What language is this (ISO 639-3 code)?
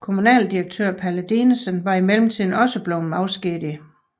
dan